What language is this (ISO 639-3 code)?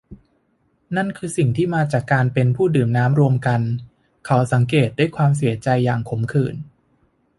tha